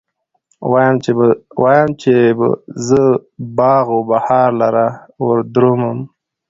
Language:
Pashto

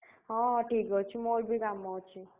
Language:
Odia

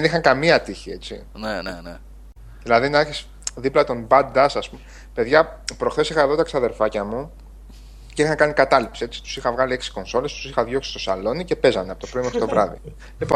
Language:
Greek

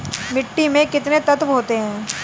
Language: Hindi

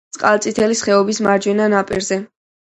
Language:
Georgian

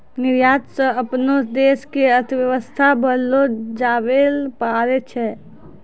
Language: Maithili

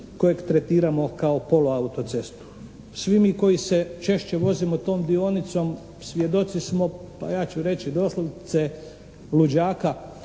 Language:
Croatian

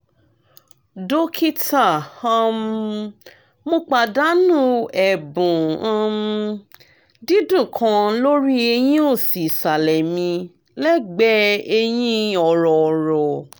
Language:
Yoruba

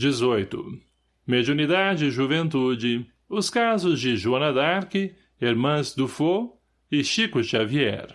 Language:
Portuguese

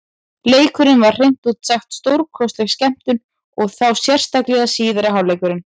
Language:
Icelandic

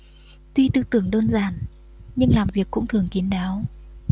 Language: Vietnamese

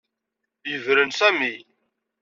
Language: Kabyle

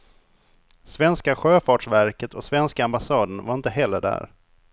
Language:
Swedish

